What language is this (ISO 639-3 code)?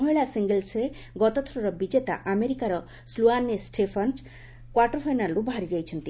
ori